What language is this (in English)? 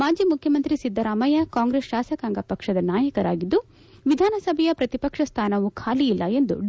Kannada